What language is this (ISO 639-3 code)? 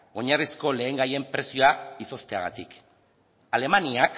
eus